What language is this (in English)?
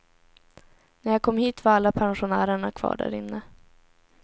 Swedish